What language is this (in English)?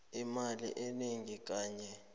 South Ndebele